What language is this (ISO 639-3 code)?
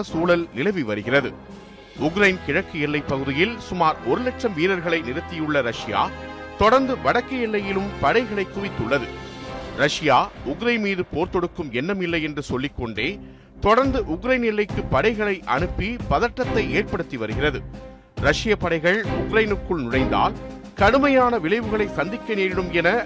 tam